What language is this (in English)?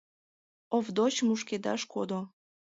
Mari